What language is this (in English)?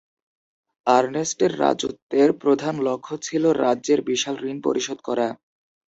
Bangla